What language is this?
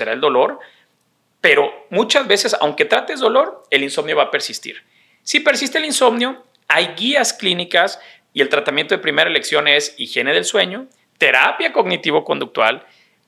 Spanish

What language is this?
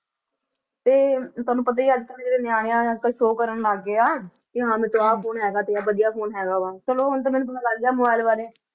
Punjabi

